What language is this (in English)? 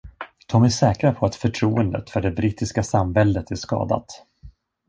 Swedish